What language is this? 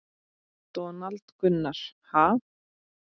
Icelandic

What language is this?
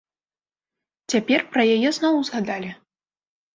Belarusian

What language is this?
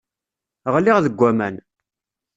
Kabyle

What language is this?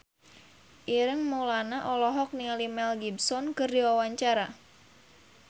Sundanese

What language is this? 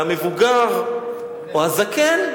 Hebrew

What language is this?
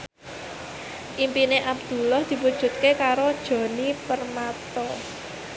Javanese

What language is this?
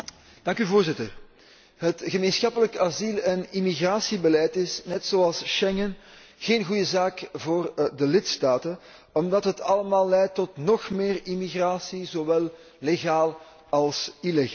Dutch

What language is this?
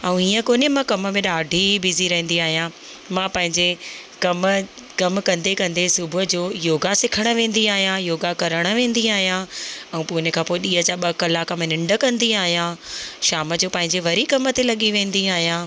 Sindhi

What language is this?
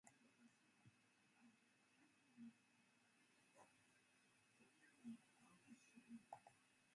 Japanese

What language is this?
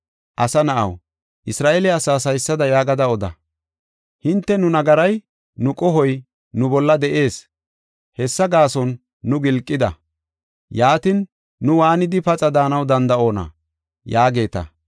Gofa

